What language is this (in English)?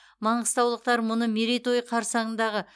Kazakh